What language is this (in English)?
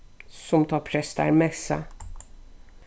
Faroese